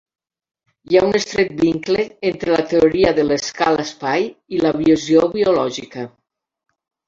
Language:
Catalan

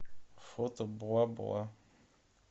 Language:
Russian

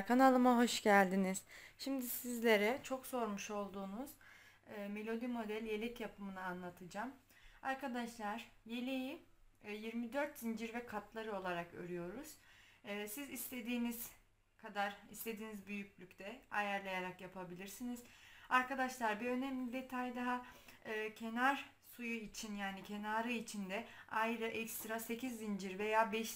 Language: Turkish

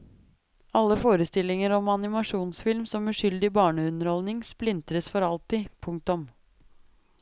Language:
Norwegian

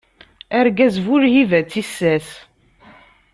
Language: Kabyle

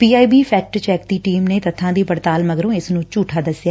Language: Punjabi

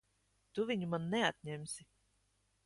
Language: Latvian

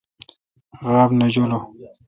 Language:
Kalkoti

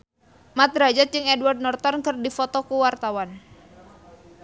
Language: Sundanese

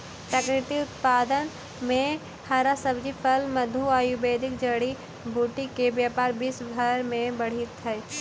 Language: Magahi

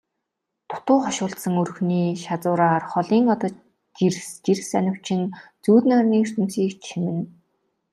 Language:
Mongolian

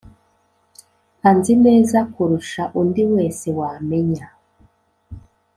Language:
Kinyarwanda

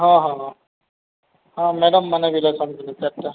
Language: Odia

